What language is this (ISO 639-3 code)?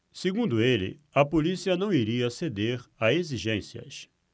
por